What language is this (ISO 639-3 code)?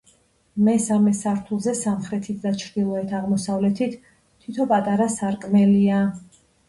kat